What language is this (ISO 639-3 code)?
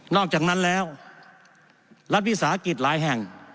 tha